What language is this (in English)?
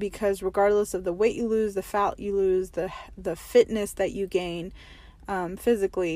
English